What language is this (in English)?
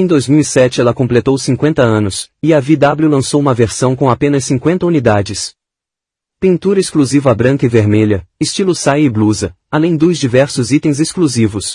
Portuguese